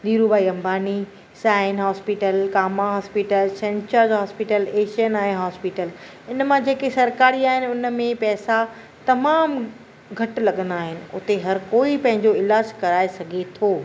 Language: Sindhi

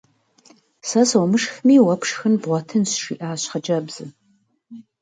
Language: Kabardian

